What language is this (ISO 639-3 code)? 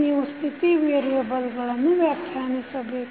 kan